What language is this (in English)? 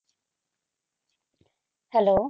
Punjabi